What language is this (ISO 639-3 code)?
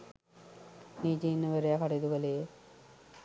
sin